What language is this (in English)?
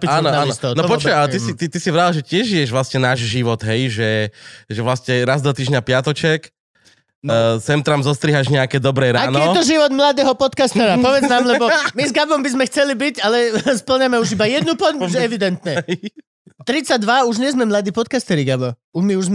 Slovak